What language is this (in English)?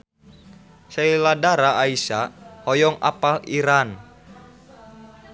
Sundanese